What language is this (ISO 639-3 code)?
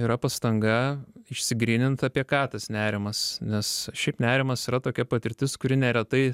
lit